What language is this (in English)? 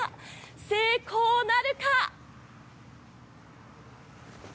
Japanese